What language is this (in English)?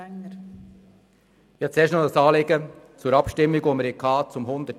Swiss German